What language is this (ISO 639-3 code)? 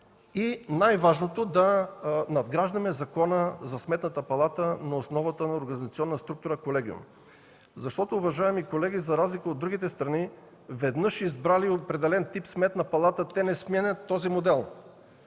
bul